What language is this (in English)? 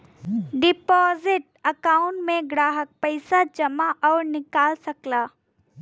Bhojpuri